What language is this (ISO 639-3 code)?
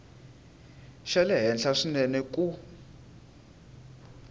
tso